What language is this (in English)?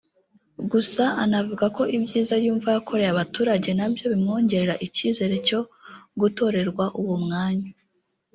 Kinyarwanda